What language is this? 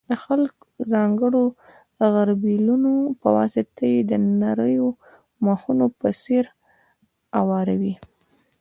Pashto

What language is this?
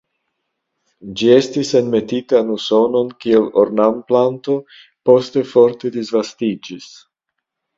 Esperanto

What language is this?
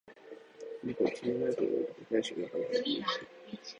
Japanese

